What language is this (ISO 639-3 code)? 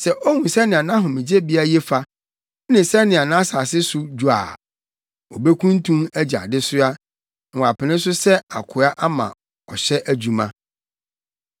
aka